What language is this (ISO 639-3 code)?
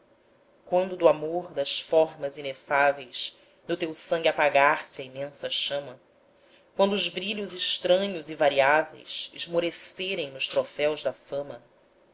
por